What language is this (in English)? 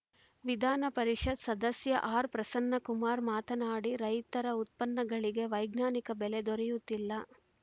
Kannada